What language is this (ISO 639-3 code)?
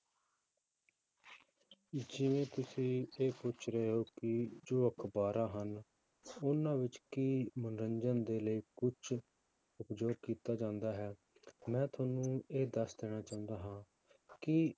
pan